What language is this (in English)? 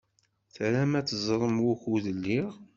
Kabyle